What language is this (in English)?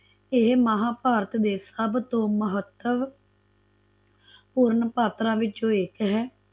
Punjabi